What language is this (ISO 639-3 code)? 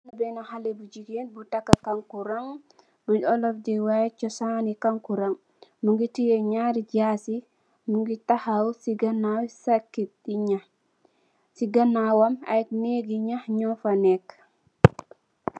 wol